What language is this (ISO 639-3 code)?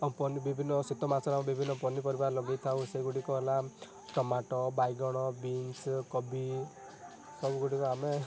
ori